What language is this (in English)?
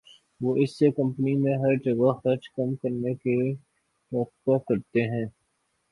Urdu